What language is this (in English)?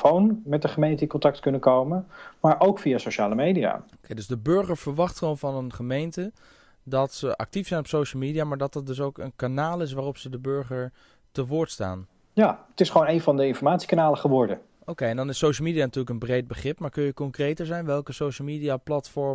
Dutch